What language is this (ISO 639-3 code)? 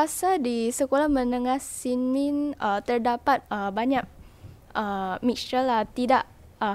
msa